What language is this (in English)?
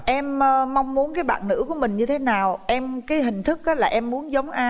Vietnamese